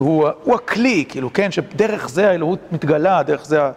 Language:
Hebrew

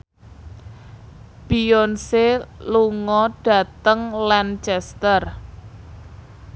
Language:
Javanese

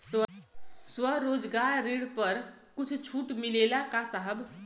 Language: Bhojpuri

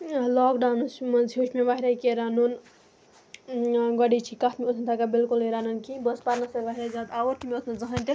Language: Kashmiri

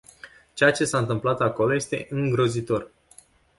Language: Romanian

